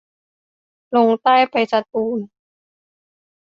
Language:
Thai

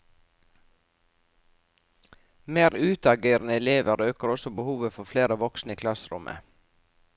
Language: Norwegian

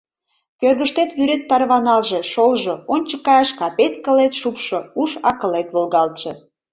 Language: Mari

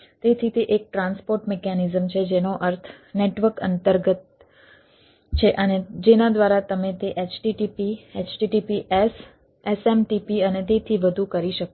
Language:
Gujarati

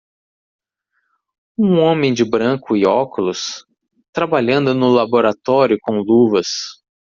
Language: Portuguese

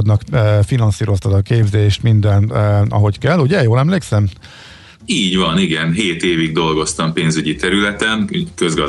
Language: Hungarian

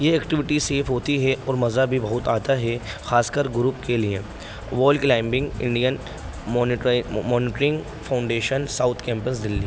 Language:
Urdu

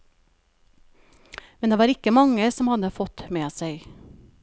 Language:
Norwegian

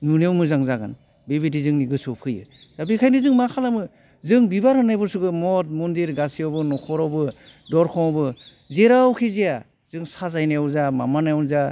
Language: Bodo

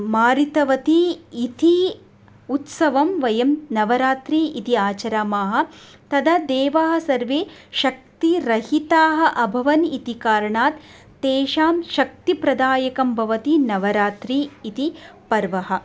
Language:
Sanskrit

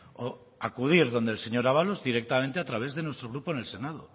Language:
Spanish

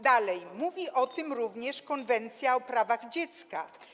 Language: Polish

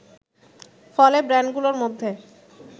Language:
Bangla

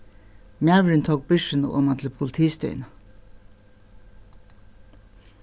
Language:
Faroese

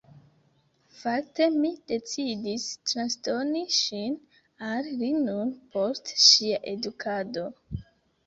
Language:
Esperanto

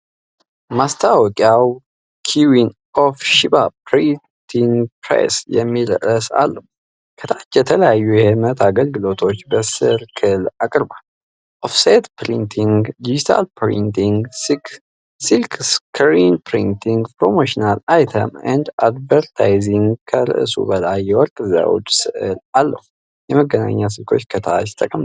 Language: Amharic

